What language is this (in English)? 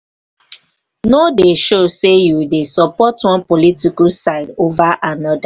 Nigerian Pidgin